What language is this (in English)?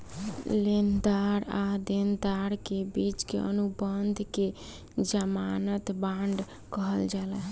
Bhojpuri